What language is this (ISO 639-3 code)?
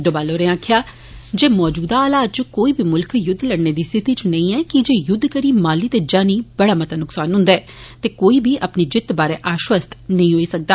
doi